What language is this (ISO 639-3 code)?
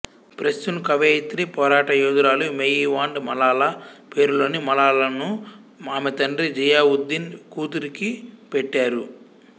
tel